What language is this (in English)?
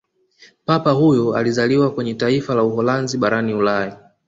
Swahili